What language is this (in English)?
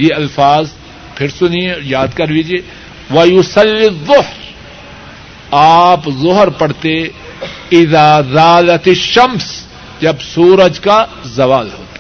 Urdu